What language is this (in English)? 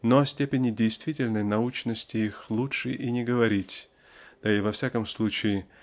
Russian